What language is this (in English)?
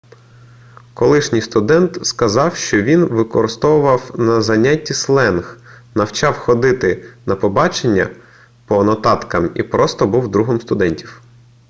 Ukrainian